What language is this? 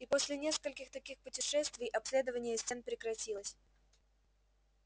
Russian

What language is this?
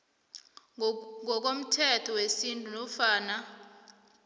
South Ndebele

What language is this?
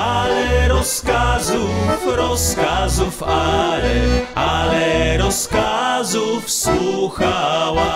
Polish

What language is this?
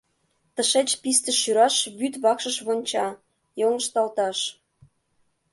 Mari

